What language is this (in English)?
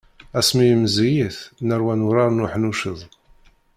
Kabyle